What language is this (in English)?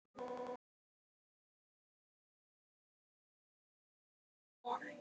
Icelandic